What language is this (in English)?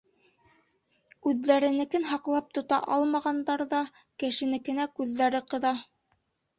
Bashkir